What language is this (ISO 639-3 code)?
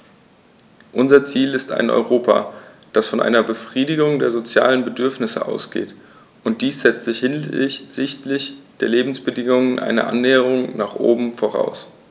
deu